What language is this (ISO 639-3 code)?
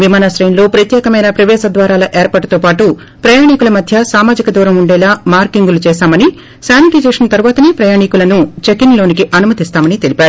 tel